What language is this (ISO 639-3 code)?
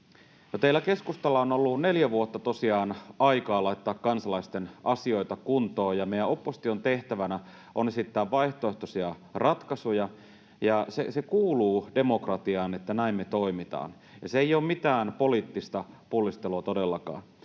fin